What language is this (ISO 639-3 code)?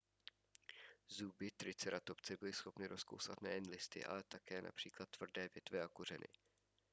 ces